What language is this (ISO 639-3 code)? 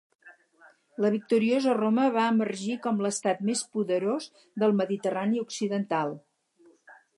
cat